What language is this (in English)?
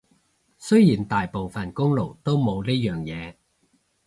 Cantonese